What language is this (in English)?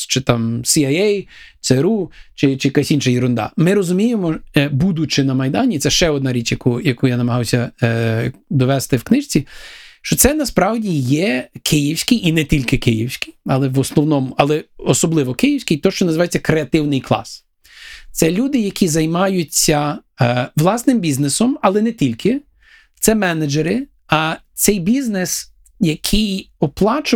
Ukrainian